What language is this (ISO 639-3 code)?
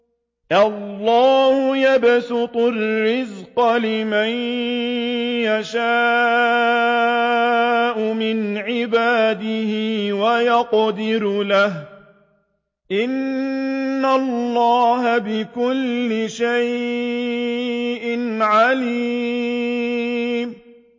ara